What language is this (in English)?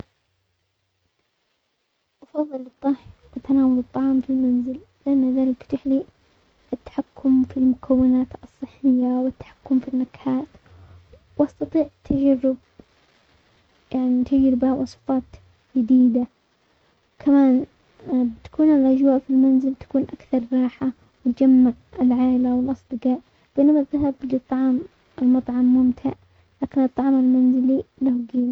Omani Arabic